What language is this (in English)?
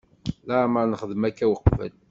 Kabyle